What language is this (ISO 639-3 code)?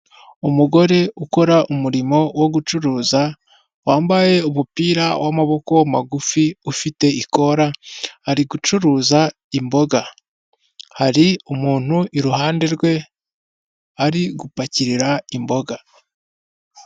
kin